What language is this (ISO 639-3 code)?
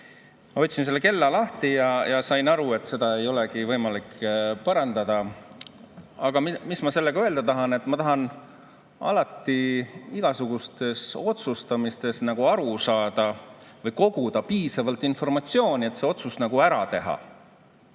est